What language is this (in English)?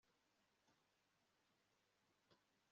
Kinyarwanda